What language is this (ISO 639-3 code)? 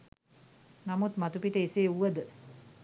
sin